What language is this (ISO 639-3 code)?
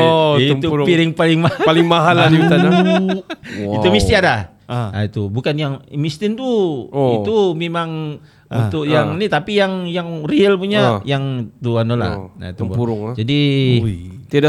msa